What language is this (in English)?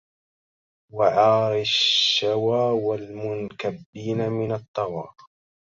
Arabic